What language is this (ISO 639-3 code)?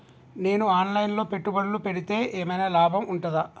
tel